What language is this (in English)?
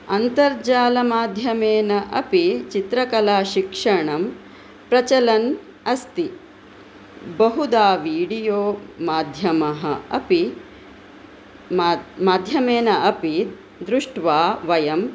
Sanskrit